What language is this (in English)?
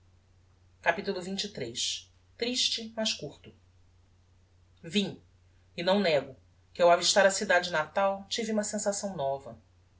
Portuguese